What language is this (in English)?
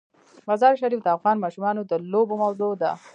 Pashto